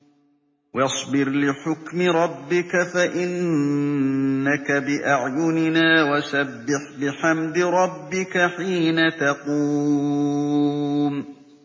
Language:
Arabic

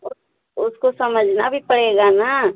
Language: Hindi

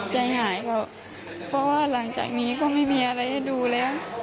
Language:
Thai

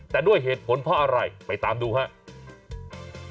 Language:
Thai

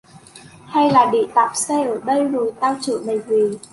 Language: Vietnamese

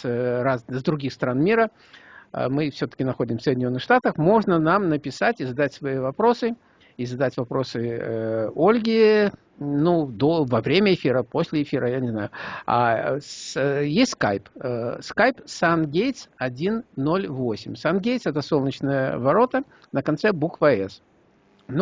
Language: Russian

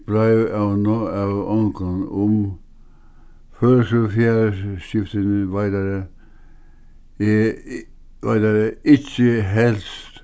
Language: Faroese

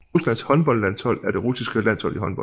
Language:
Danish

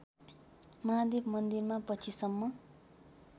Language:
Nepali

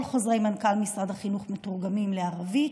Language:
Hebrew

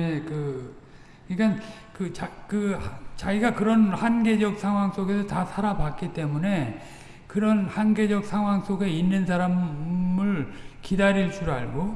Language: Korean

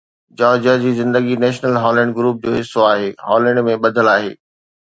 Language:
Sindhi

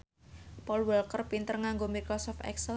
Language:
Javanese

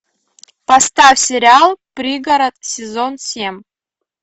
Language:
Russian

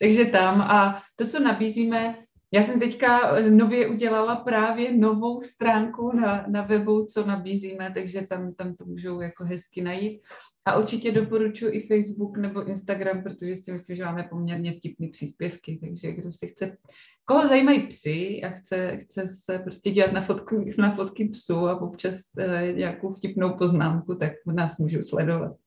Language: Czech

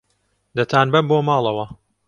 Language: Central Kurdish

